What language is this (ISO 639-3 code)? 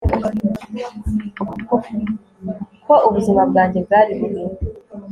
kin